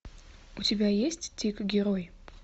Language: Russian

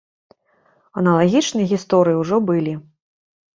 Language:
Belarusian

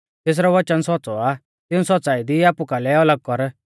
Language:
Mahasu Pahari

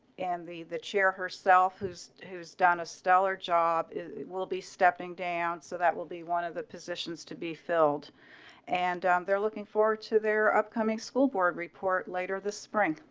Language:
English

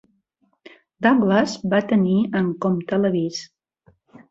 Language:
Catalan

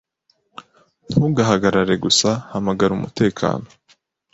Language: Kinyarwanda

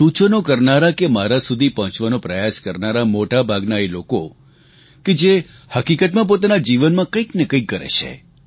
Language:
Gujarati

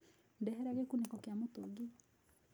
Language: Kikuyu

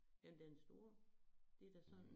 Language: Danish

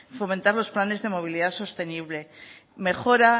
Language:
Spanish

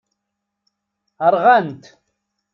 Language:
Kabyle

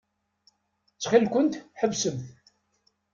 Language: Kabyle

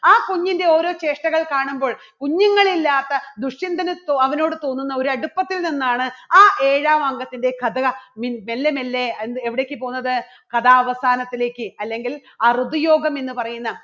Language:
Malayalam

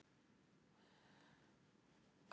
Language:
Icelandic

